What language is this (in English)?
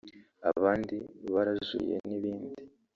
Kinyarwanda